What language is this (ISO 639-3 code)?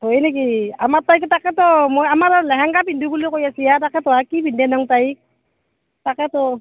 asm